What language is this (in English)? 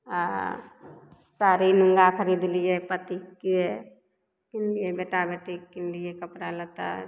Maithili